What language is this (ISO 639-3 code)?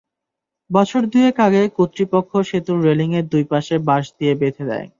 ben